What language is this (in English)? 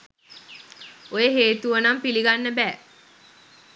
Sinhala